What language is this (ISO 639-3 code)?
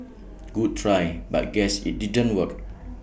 eng